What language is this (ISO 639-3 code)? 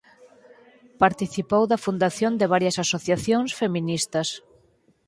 glg